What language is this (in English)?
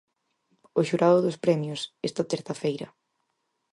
Galician